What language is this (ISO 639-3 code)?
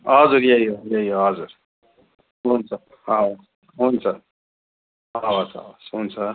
nep